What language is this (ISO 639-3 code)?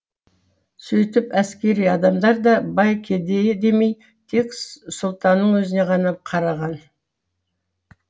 kaz